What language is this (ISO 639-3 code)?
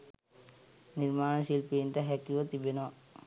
sin